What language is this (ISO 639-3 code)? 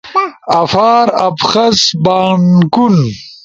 ush